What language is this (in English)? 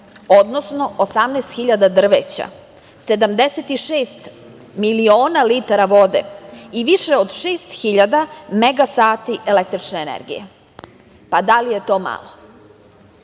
Serbian